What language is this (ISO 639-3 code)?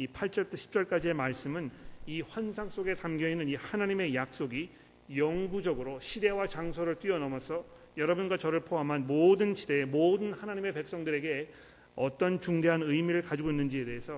kor